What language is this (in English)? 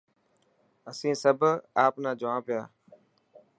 Dhatki